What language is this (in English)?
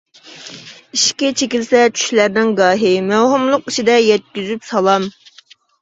Uyghur